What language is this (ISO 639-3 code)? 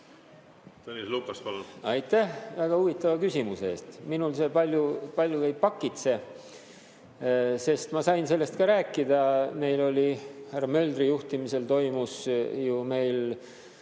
est